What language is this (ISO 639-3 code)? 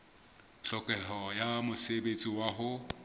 sot